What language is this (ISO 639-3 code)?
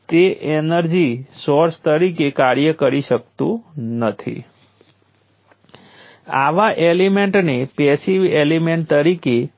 guj